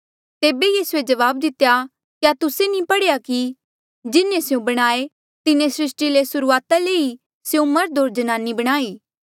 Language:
Mandeali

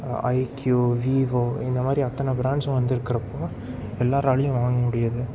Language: Tamil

